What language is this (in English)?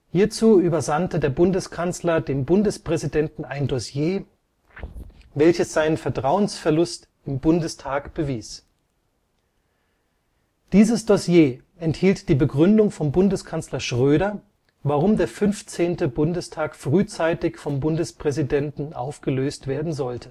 German